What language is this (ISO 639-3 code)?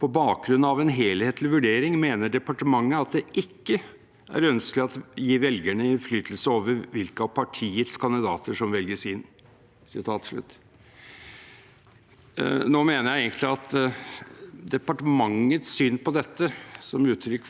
nor